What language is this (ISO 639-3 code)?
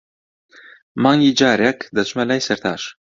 ckb